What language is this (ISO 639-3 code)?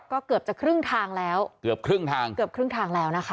tha